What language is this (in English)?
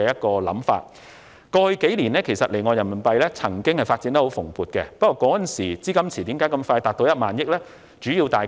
Cantonese